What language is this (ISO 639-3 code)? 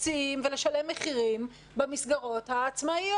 heb